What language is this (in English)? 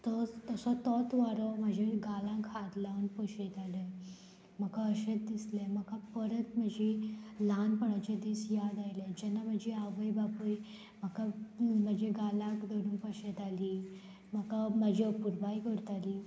Konkani